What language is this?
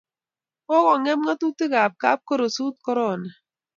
Kalenjin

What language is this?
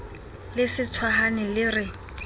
Southern Sotho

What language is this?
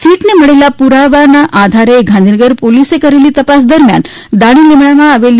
Gujarati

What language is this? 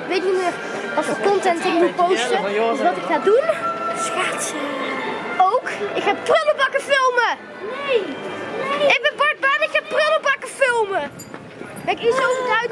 Dutch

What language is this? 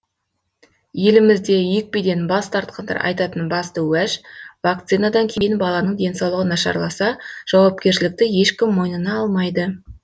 Kazakh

